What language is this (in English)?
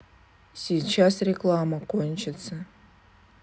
Russian